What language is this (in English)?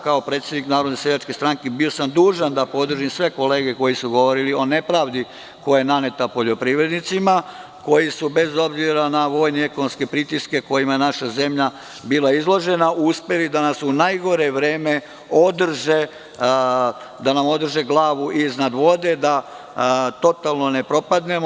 Serbian